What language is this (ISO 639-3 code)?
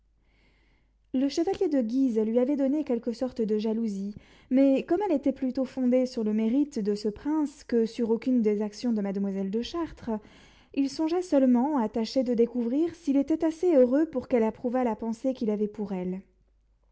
fra